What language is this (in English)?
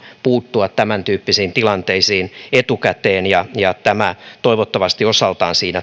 Finnish